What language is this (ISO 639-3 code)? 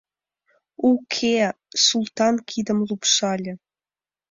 chm